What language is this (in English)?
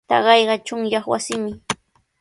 Sihuas Ancash Quechua